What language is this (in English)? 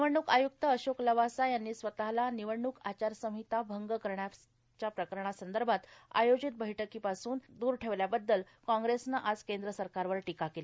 Marathi